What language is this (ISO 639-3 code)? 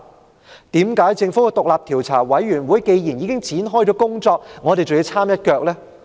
yue